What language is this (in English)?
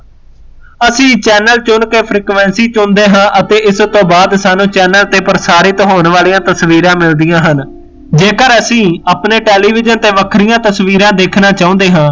Punjabi